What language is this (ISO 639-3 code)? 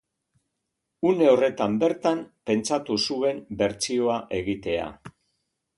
eus